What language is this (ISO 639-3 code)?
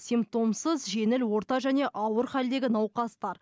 kaz